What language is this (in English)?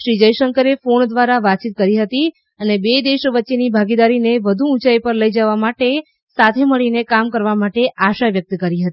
Gujarati